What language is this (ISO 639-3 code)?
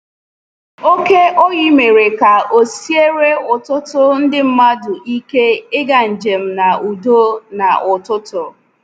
ibo